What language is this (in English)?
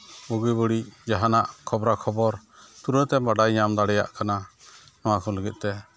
Santali